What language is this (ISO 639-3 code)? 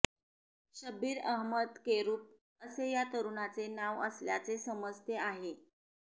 mar